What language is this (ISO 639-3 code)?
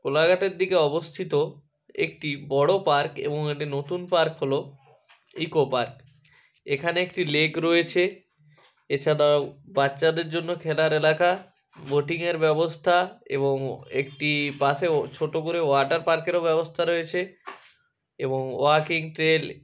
ben